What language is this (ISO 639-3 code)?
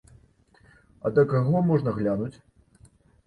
bel